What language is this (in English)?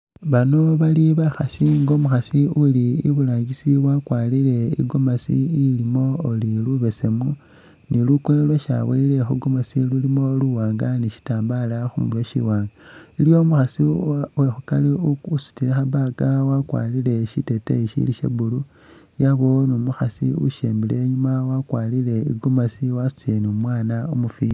Masaaba